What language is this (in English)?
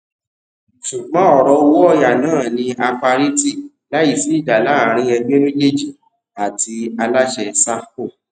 Yoruba